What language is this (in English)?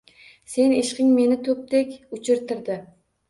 Uzbek